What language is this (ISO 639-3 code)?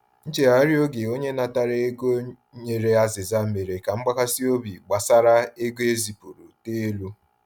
ibo